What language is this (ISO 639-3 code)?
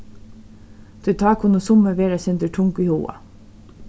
fao